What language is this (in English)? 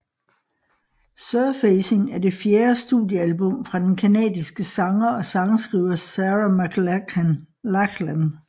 Danish